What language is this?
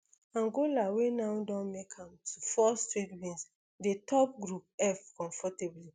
Nigerian Pidgin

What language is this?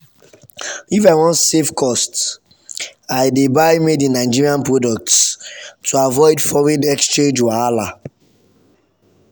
Nigerian Pidgin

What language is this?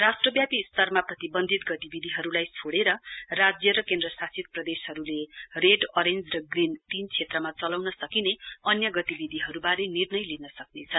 Nepali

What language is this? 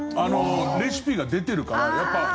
Japanese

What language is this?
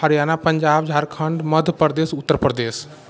Maithili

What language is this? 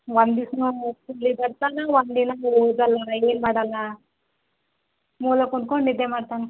Kannada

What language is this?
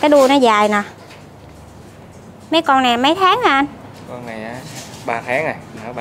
Vietnamese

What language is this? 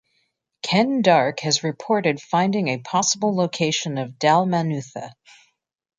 English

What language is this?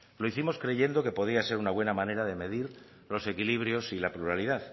Spanish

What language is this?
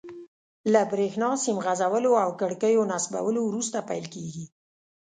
Pashto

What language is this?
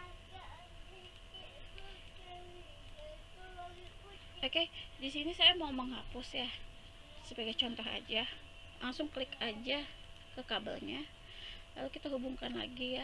Indonesian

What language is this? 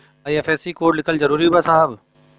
Bhojpuri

